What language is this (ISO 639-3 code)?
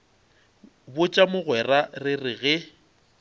nso